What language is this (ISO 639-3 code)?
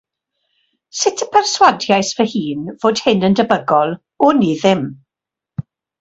cym